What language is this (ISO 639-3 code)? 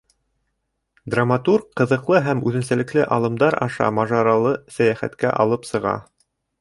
bak